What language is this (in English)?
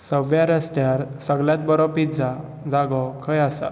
Konkani